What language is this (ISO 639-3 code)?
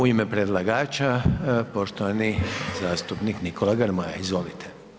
hrv